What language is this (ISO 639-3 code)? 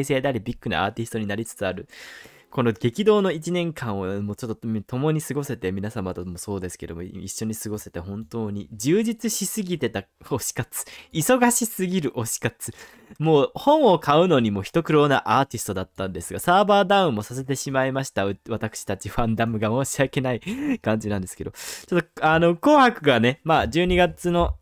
jpn